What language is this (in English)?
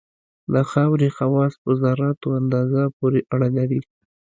Pashto